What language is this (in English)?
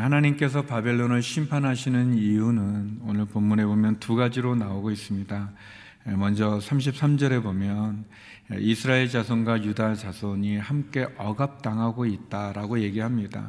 Korean